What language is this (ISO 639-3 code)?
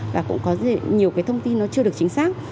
vie